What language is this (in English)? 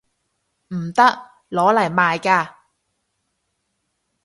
Cantonese